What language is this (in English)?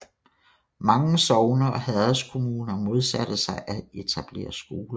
Danish